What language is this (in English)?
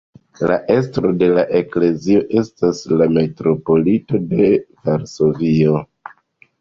Esperanto